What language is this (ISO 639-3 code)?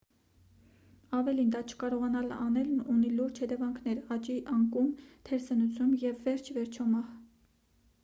hye